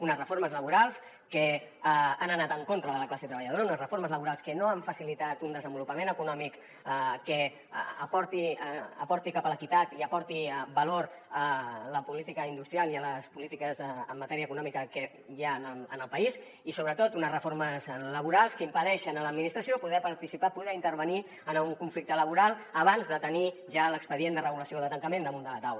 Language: Catalan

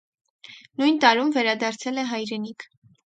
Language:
Armenian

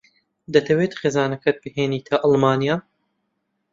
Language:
Central Kurdish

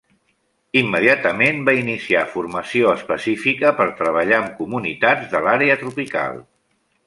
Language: Catalan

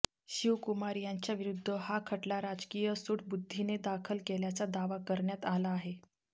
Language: Marathi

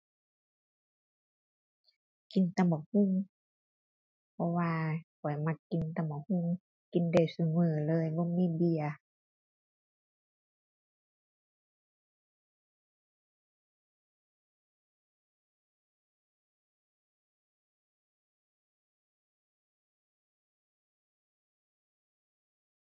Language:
Thai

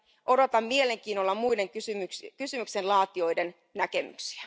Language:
Finnish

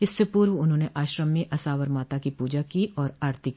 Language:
Hindi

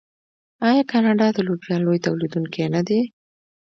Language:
Pashto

